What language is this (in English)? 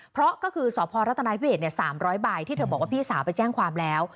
Thai